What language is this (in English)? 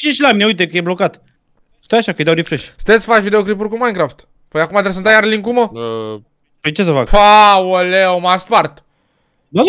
Romanian